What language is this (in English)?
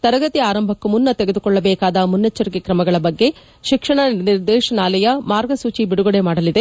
Kannada